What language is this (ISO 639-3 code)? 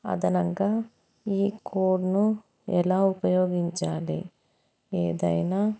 tel